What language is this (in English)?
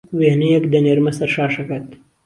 Central Kurdish